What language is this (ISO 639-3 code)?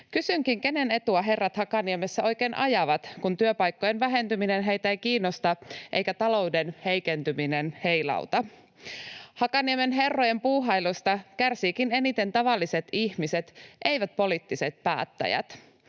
fin